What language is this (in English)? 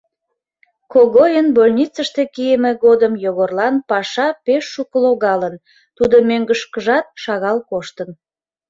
Mari